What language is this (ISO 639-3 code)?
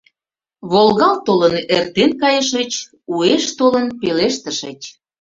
chm